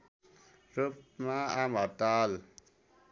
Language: Nepali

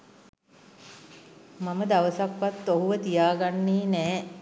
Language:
Sinhala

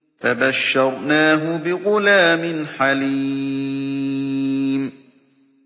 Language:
Arabic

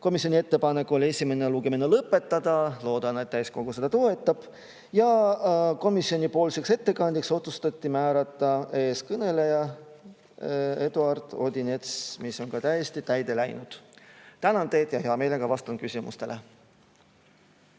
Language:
Estonian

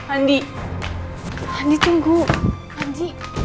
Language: Indonesian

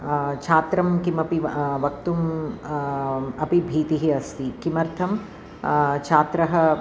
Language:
Sanskrit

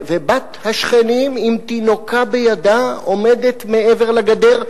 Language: Hebrew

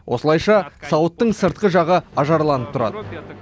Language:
Kazakh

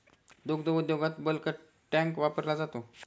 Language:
Marathi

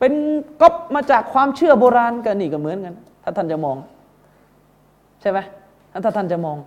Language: Thai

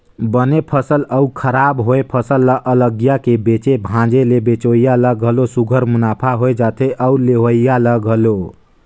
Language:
Chhattisgarhi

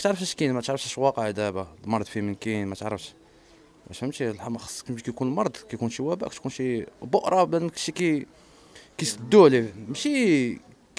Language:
Arabic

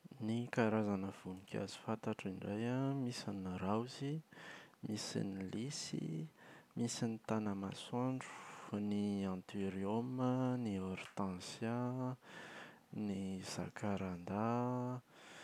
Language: Malagasy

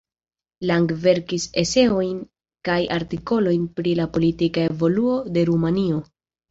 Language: Esperanto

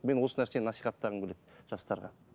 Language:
Kazakh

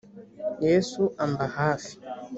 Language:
Kinyarwanda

